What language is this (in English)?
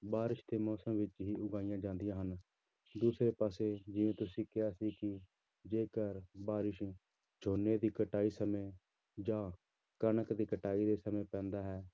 Punjabi